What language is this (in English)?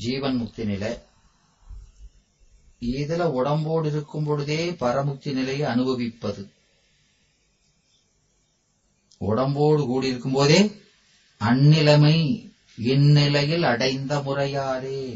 Tamil